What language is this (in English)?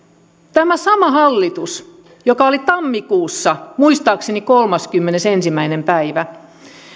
Finnish